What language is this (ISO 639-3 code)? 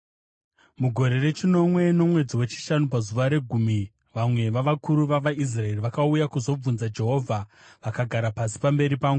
sna